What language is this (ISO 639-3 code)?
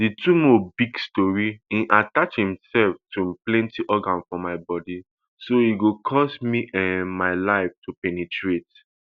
pcm